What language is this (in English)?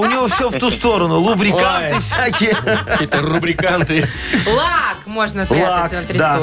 Russian